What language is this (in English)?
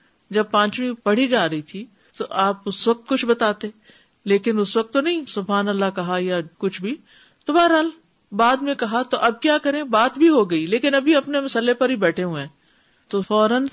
Urdu